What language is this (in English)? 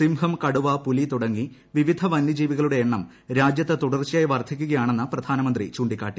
Malayalam